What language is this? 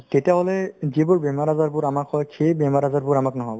Assamese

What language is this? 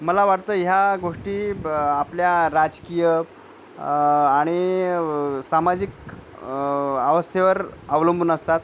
Marathi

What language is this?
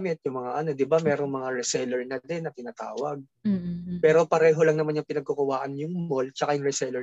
Filipino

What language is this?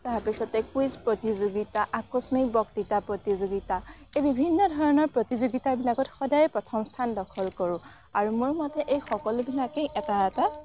Assamese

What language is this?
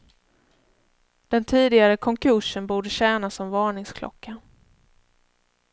Swedish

